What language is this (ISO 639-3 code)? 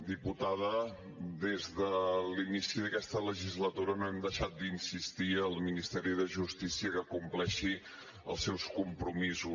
cat